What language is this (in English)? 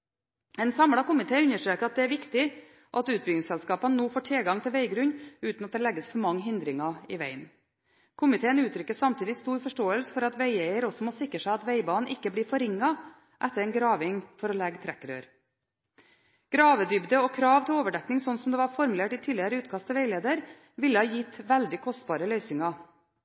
Norwegian Bokmål